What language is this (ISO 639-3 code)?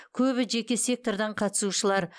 kaz